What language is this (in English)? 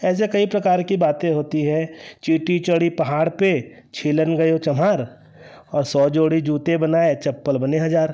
Hindi